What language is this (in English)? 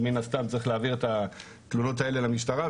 Hebrew